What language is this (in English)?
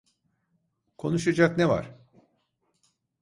Turkish